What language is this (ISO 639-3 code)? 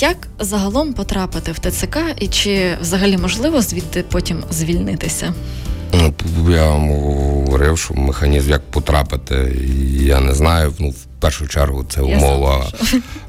ukr